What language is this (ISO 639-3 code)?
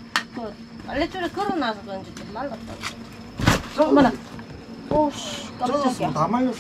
kor